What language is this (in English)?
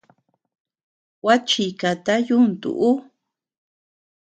Tepeuxila Cuicatec